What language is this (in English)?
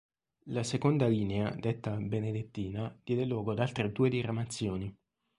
Italian